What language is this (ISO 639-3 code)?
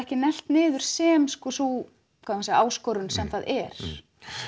isl